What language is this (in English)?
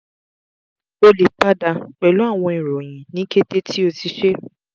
Yoruba